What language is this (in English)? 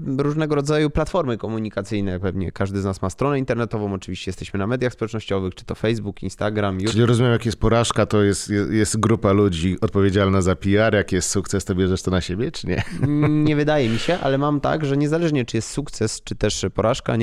Polish